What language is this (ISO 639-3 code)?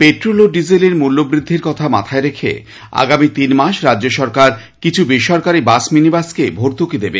ben